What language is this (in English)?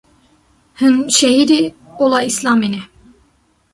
Kurdish